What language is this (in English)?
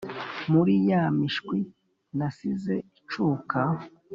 Kinyarwanda